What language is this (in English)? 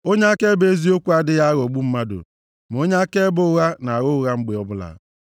Igbo